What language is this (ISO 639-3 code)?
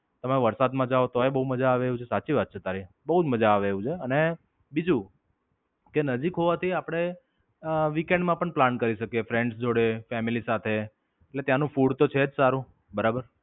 guj